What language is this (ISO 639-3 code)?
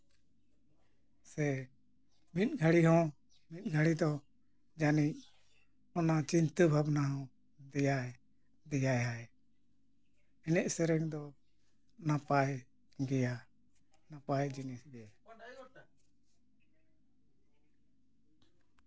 sat